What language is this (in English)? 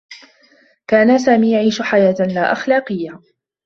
Arabic